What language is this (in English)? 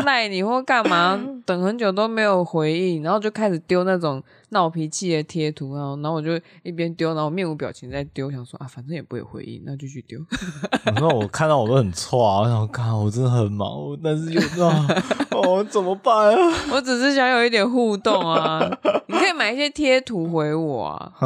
Chinese